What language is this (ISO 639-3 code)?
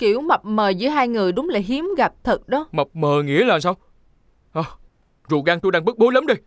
vie